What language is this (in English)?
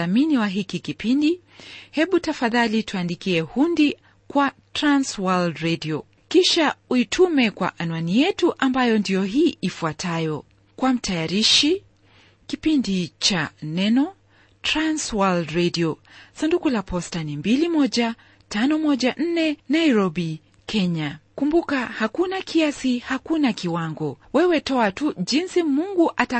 Swahili